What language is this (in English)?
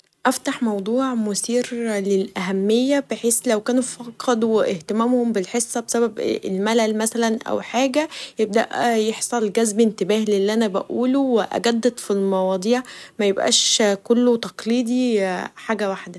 Egyptian Arabic